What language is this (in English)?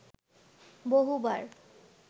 Bangla